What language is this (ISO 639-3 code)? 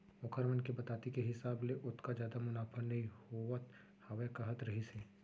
hne